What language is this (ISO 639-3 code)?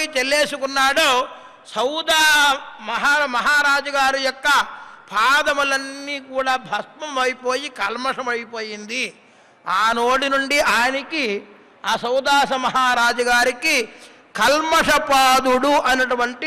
tel